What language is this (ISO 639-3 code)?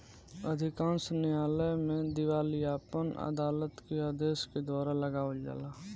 bho